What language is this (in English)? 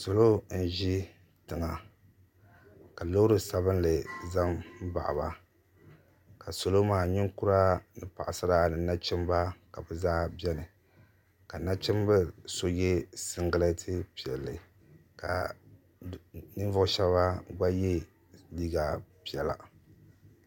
Dagbani